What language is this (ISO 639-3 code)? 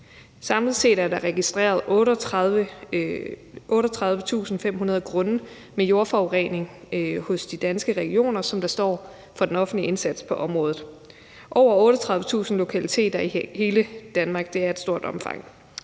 dan